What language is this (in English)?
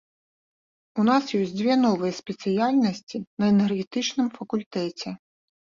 Belarusian